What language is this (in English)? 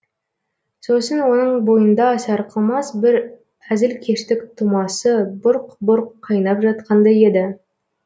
Kazakh